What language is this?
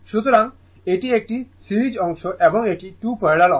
Bangla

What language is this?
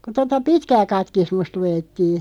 Finnish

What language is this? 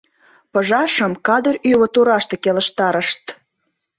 Mari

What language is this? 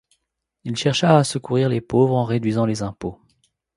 French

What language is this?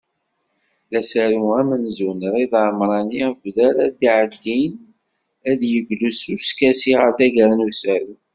Kabyle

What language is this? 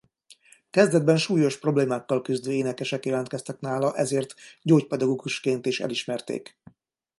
Hungarian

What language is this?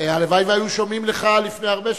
Hebrew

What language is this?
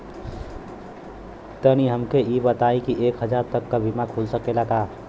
Bhojpuri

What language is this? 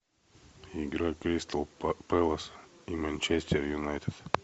Russian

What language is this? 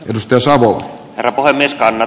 Finnish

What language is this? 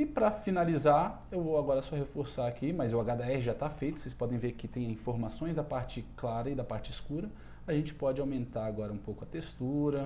Portuguese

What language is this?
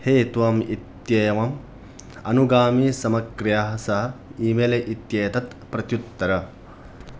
Sanskrit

